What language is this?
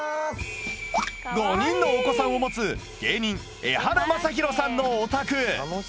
Japanese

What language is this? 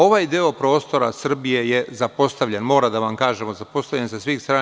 Serbian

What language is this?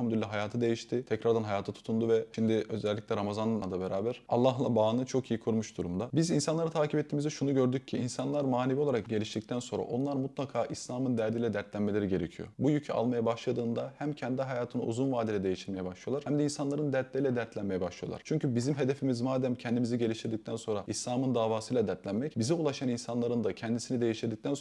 Turkish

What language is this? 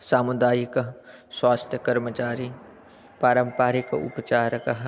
Sanskrit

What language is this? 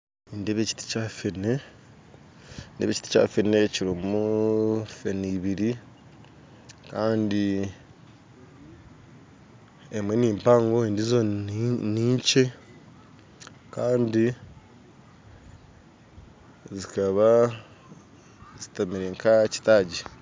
Nyankole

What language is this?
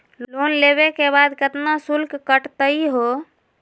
Magahi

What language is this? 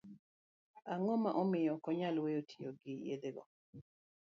Luo (Kenya and Tanzania)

